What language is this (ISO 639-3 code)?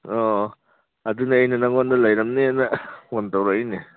mni